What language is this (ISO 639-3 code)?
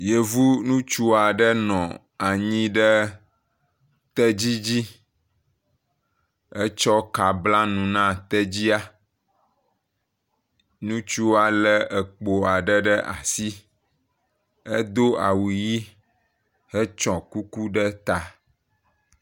ewe